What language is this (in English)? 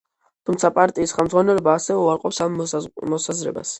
Georgian